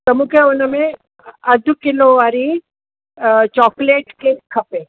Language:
Sindhi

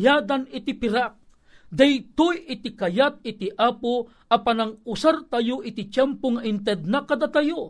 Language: Filipino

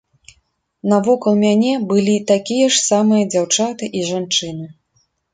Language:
Belarusian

